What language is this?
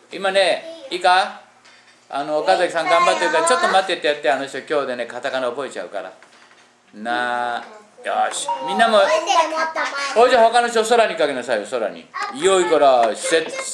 Japanese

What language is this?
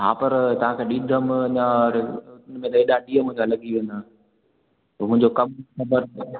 Sindhi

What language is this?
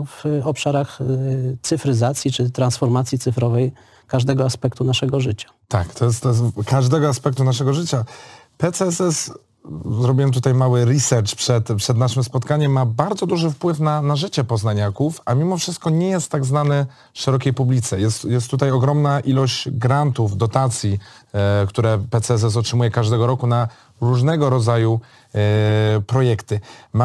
Polish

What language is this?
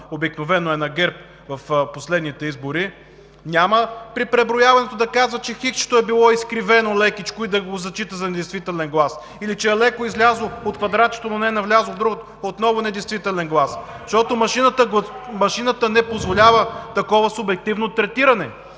Bulgarian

